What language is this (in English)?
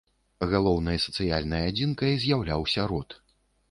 Belarusian